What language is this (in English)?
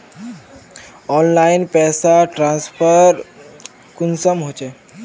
Magahi